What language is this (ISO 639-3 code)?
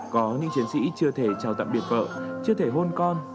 vie